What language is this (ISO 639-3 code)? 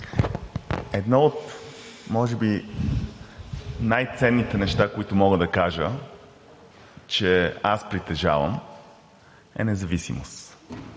bul